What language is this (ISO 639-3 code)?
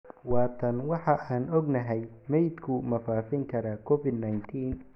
som